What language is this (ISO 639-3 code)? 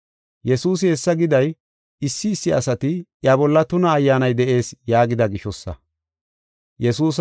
gof